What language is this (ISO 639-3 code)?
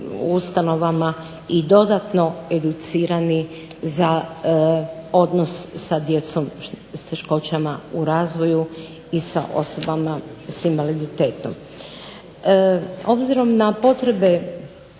hrv